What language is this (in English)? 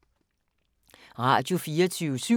Danish